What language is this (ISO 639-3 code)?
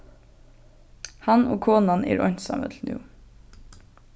fao